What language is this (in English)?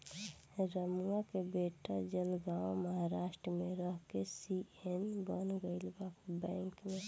Bhojpuri